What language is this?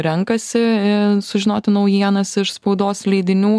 Lithuanian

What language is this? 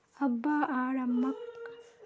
Magahi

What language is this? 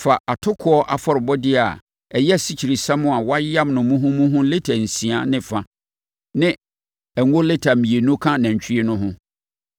Akan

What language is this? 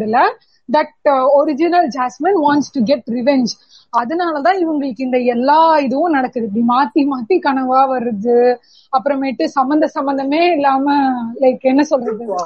Tamil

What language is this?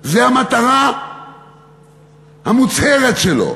Hebrew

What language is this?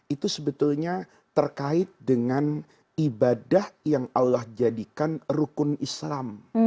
Indonesian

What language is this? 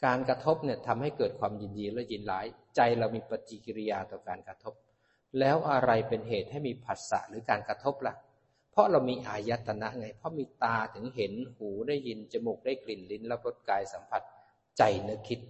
Thai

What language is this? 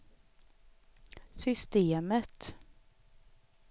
Swedish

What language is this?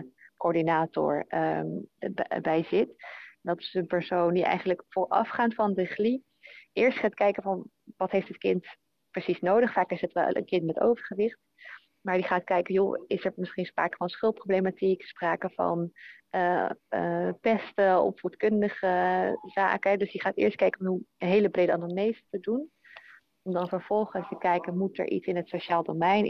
Dutch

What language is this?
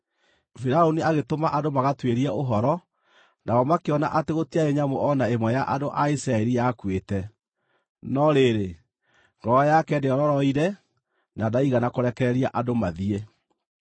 Kikuyu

